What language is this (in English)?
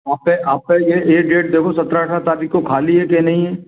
Hindi